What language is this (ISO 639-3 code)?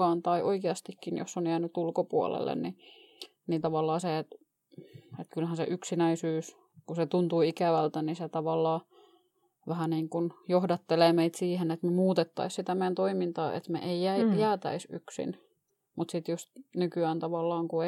fin